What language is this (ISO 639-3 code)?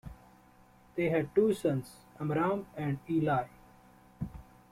eng